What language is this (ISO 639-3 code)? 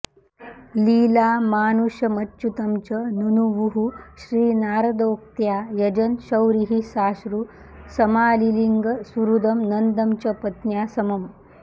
san